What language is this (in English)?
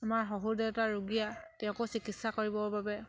Assamese